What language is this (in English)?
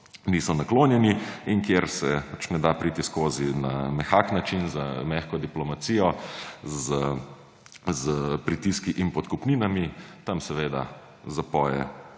Slovenian